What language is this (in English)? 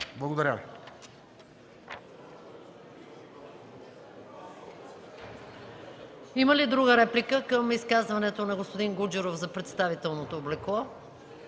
Bulgarian